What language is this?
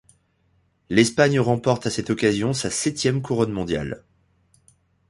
French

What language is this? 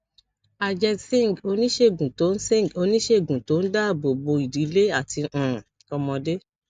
Yoruba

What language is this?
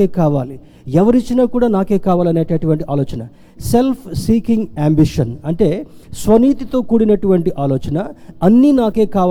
Telugu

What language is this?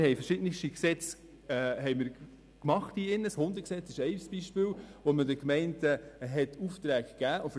Swiss German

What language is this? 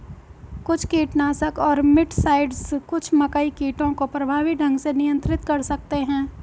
Hindi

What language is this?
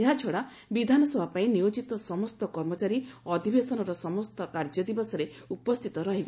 Odia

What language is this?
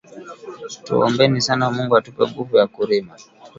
Swahili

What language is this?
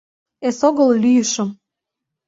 Mari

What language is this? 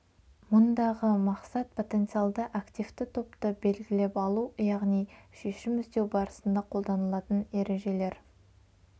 Kazakh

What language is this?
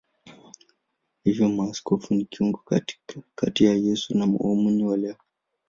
Swahili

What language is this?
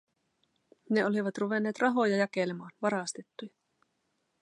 Finnish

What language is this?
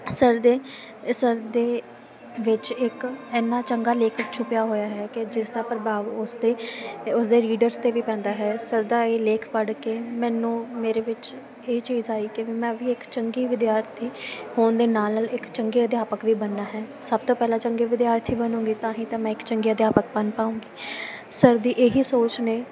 Punjabi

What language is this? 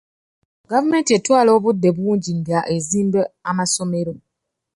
Ganda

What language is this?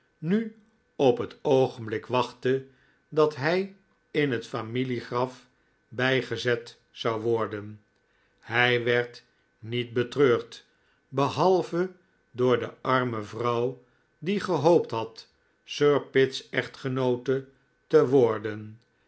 Dutch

